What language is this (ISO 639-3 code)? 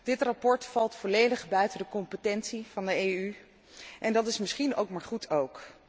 nld